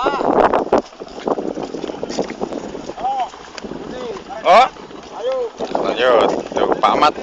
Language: Indonesian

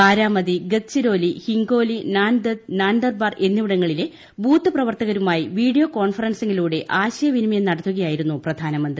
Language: Malayalam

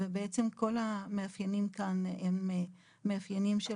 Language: Hebrew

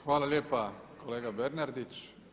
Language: Croatian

